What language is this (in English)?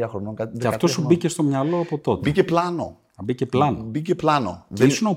Greek